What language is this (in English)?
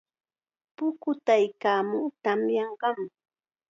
Chiquián Ancash Quechua